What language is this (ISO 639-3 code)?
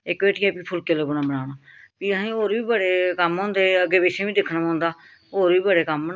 doi